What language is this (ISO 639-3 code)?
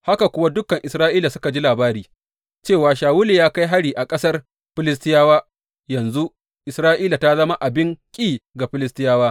hau